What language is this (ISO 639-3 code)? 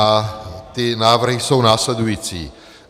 ces